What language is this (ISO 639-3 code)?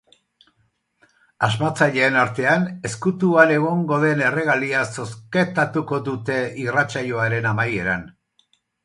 eus